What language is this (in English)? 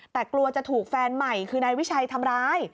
Thai